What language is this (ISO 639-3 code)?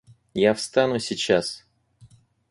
rus